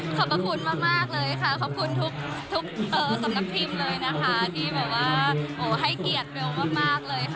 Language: Thai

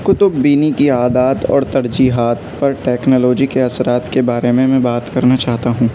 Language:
Urdu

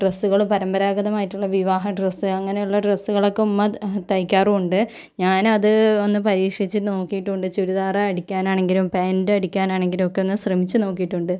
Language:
Malayalam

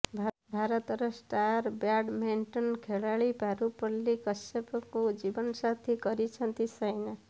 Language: Odia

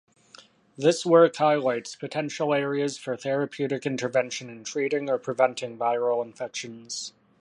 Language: English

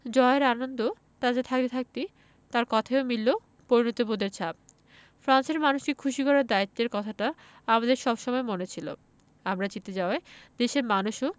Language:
Bangla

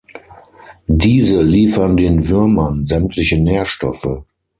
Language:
German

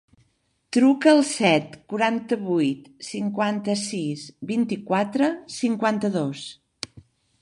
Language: Catalan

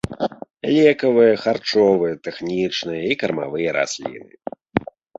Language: Belarusian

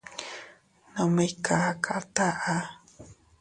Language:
Teutila Cuicatec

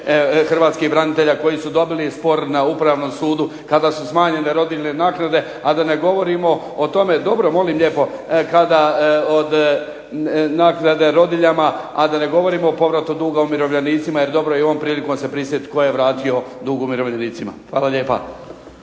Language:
Croatian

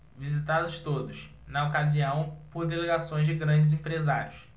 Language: Portuguese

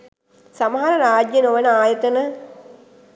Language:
Sinhala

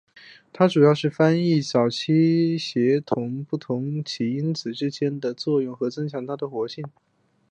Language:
Chinese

